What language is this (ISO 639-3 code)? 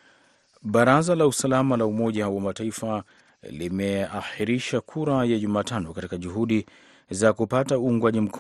swa